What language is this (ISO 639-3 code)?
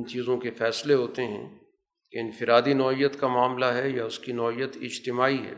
urd